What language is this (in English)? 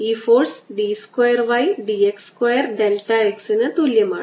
Malayalam